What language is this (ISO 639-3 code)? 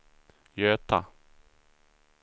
swe